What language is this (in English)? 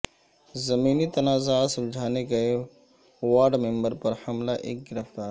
Urdu